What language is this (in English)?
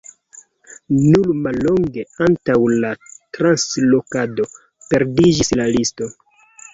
Esperanto